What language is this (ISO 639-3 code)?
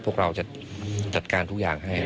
tha